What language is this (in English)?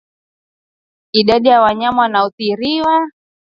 Swahili